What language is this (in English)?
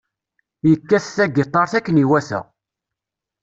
Kabyle